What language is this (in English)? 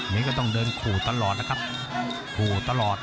Thai